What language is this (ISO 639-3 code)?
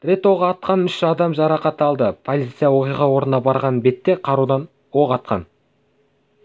kaz